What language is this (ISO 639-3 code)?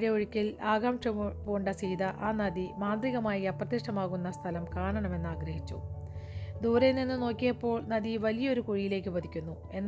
mal